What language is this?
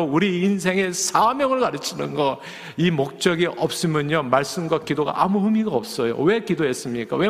Korean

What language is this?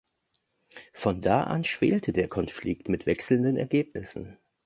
German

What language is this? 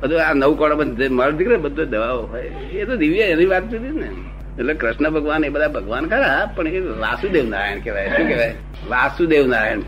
Gujarati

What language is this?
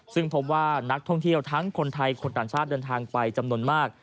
Thai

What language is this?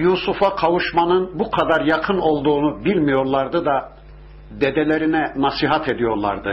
Turkish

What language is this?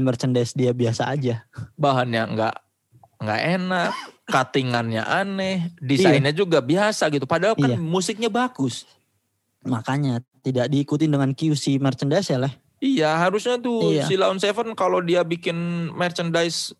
Indonesian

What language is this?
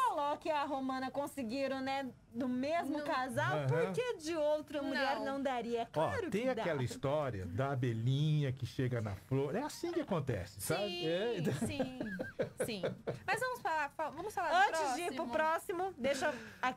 Portuguese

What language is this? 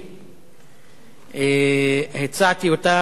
Hebrew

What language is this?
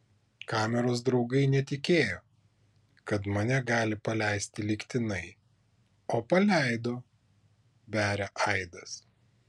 Lithuanian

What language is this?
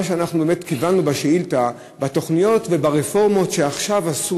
Hebrew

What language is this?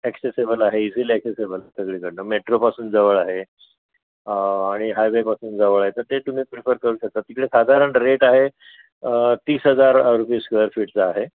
Marathi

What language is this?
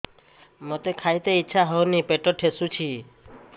Odia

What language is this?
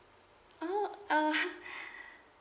English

